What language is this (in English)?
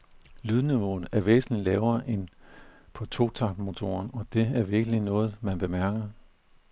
Danish